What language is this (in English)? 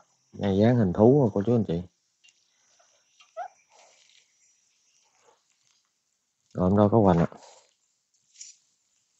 Vietnamese